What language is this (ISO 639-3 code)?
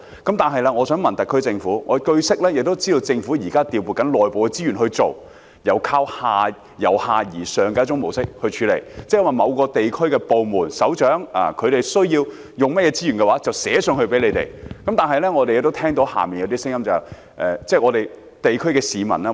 yue